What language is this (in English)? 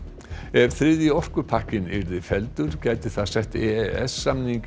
Icelandic